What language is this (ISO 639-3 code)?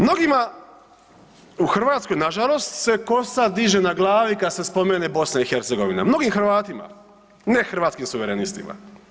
hrv